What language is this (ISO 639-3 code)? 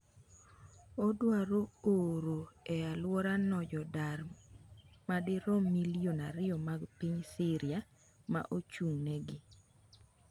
luo